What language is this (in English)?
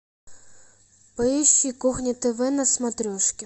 Russian